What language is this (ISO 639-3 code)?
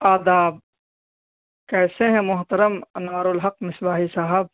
urd